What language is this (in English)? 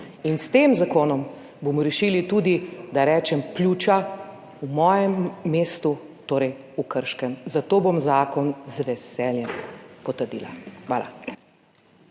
Slovenian